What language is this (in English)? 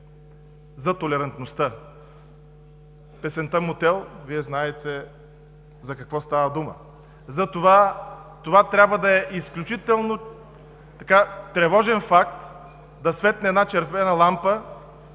Bulgarian